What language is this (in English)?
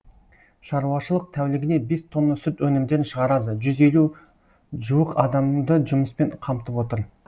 Kazakh